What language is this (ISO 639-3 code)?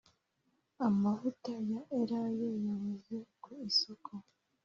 kin